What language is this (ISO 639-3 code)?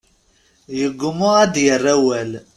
kab